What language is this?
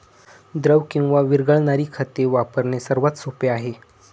Marathi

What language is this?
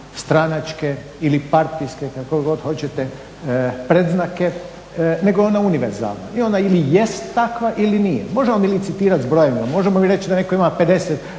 Croatian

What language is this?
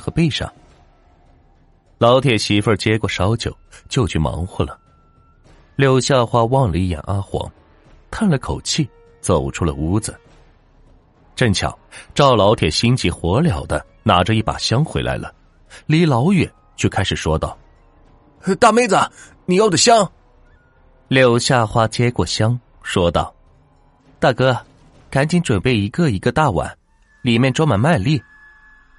Chinese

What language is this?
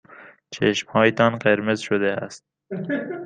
Persian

